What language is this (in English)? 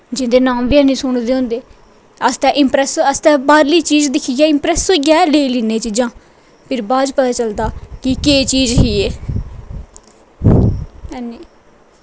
Dogri